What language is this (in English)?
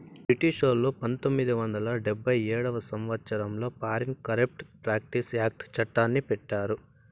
Telugu